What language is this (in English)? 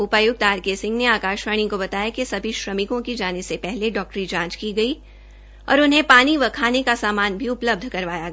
Hindi